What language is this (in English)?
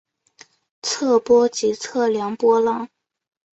Chinese